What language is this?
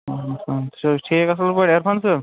Kashmiri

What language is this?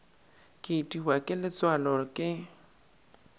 Northern Sotho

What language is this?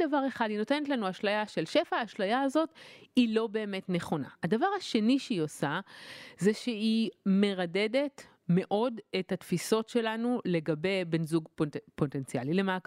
Hebrew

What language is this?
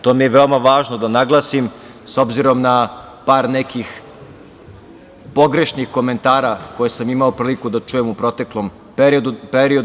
Serbian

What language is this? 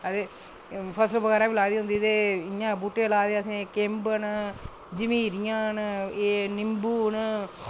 Dogri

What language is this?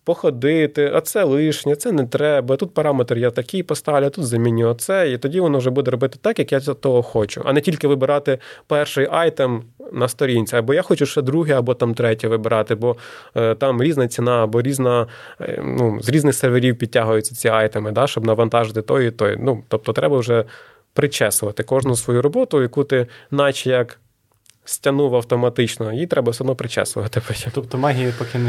Ukrainian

